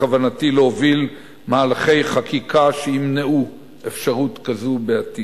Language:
Hebrew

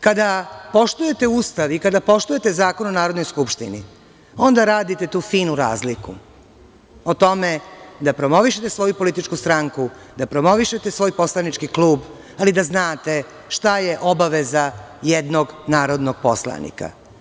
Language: Serbian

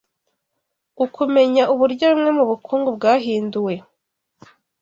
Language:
Kinyarwanda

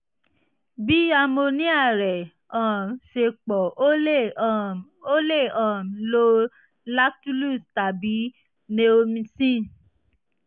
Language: Yoruba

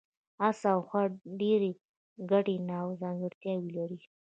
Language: Pashto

